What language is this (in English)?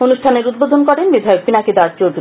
Bangla